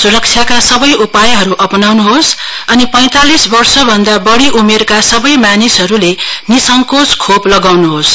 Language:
Nepali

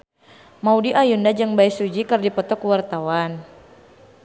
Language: Sundanese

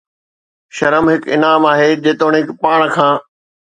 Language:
Sindhi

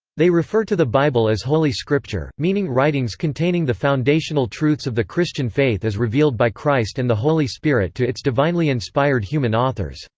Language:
English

